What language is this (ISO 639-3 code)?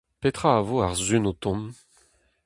bre